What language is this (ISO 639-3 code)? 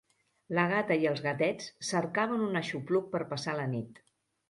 cat